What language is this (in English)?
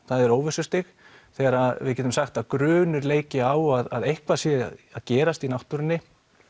Icelandic